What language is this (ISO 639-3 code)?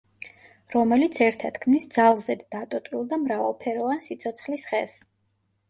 kat